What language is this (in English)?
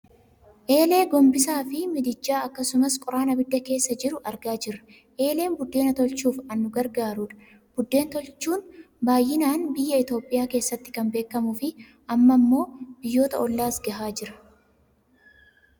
Oromo